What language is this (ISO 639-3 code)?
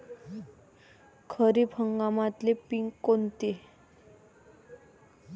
mar